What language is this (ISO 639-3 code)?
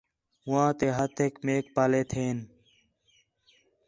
xhe